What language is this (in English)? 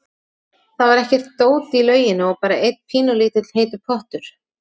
Icelandic